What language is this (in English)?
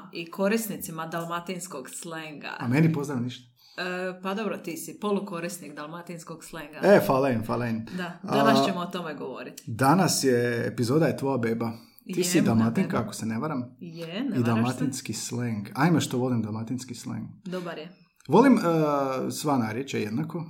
Croatian